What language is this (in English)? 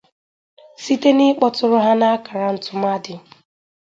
Igbo